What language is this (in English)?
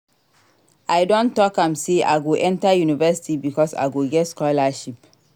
Nigerian Pidgin